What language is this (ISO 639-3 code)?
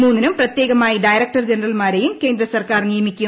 mal